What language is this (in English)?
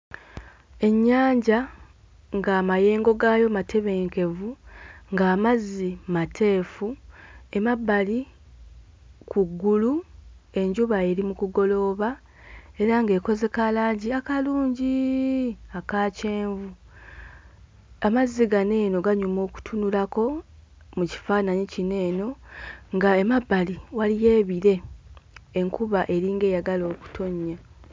Ganda